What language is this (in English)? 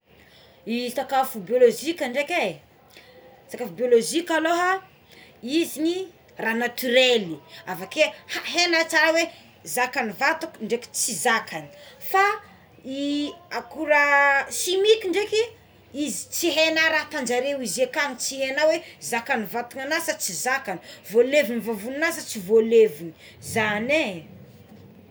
Tsimihety Malagasy